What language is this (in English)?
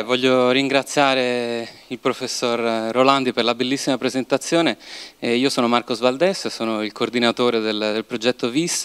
Italian